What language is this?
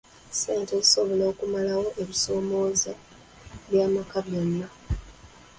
Ganda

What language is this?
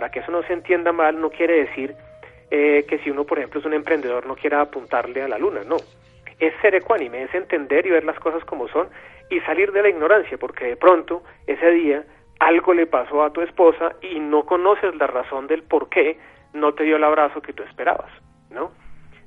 Spanish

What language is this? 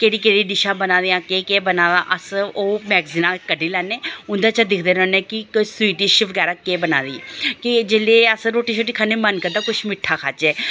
Dogri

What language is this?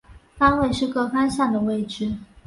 Chinese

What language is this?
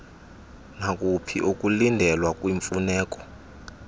Xhosa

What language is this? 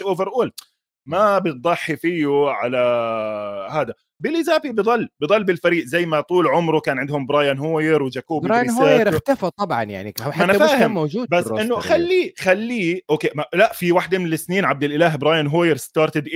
Arabic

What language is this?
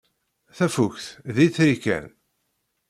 Kabyle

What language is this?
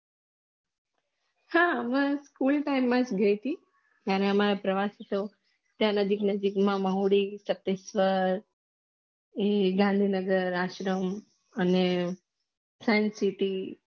Gujarati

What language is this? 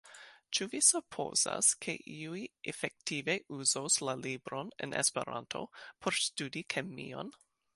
Esperanto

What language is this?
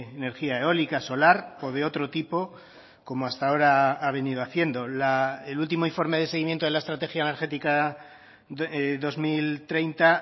Spanish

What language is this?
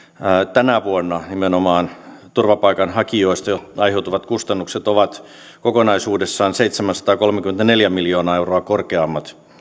Finnish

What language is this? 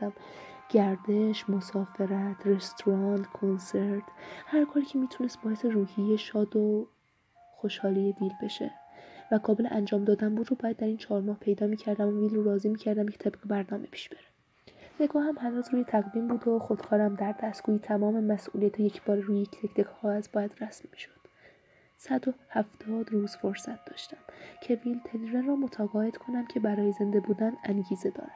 Persian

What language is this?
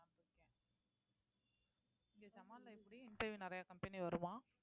Tamil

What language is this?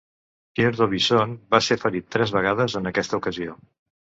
Catalan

